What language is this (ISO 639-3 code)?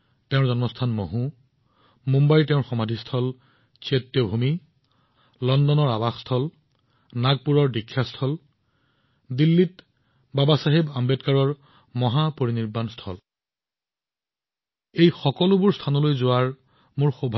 asm